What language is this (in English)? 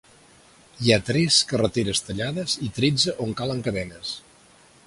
Catalan